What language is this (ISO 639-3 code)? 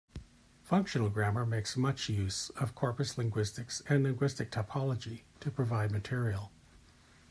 eng